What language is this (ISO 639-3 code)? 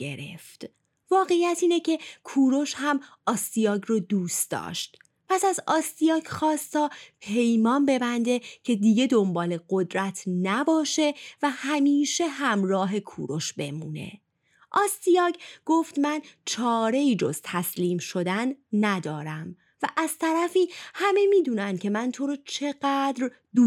fas